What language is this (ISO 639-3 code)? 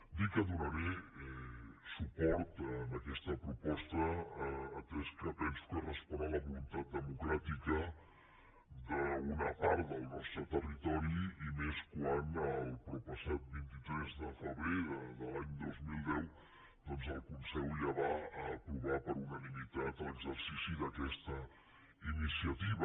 cat